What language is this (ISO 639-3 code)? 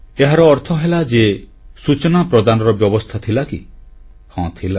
ori